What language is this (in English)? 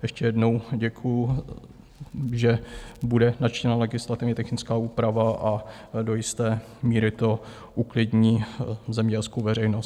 Czech